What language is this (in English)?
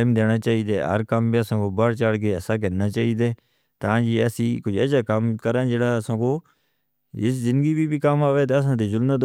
Northern Hindko